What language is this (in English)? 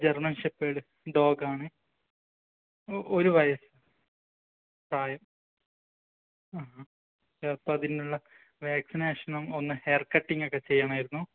Malayalam